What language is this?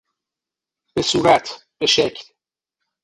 Persian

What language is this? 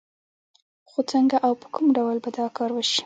Pashto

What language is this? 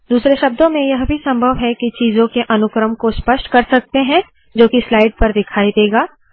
Hindi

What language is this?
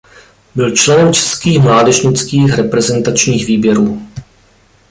Czech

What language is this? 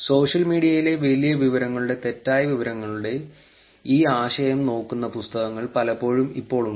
Malayalam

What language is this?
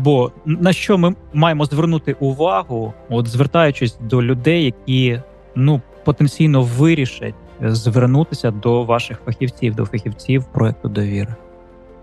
Ukrainian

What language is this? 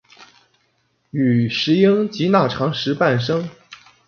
Chinese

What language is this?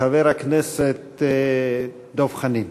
Hebrew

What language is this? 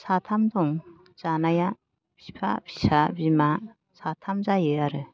Bodo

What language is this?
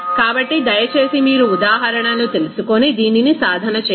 Telugu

